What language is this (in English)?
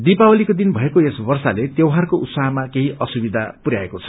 Nepali